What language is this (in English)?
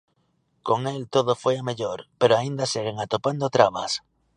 Galician